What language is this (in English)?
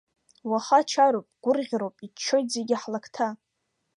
Abkhazian